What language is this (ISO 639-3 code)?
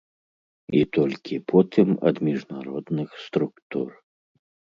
bel